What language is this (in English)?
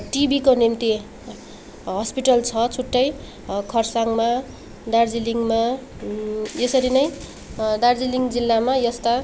Nepali